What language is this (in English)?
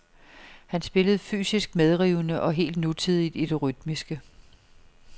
Danish